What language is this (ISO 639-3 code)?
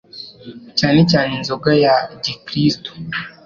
kin